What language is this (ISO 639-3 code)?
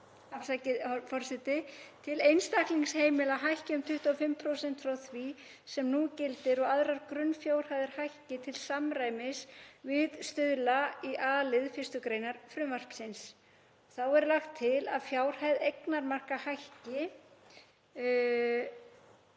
isl